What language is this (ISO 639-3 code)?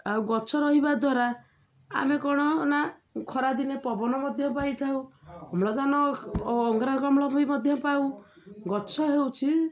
ori